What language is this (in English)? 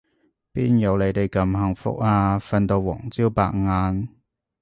Cantonese